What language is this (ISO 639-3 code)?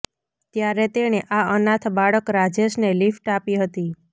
guj